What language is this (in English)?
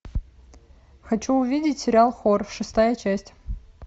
Russian